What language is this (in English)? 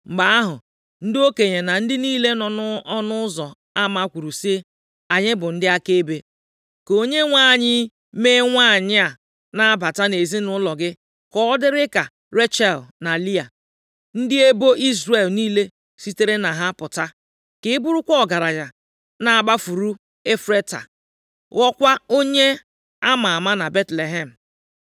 Igbo